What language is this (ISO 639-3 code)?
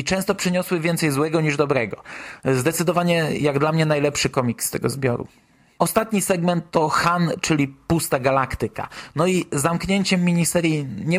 pol